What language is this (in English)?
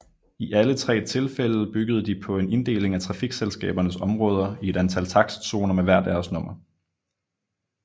Danish